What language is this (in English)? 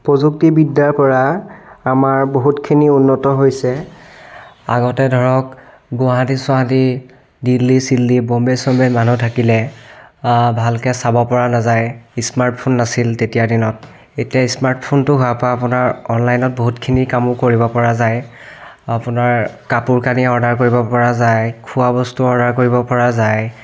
Assamese